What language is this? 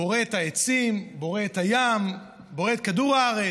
Hebrew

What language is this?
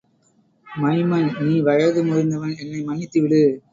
Tamil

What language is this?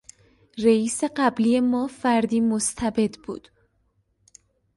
Persian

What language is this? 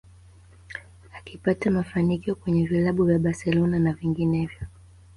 Swahili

